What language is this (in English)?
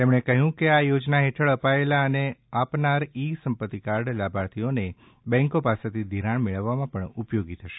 Gujarati